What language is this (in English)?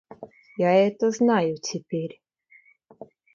Russian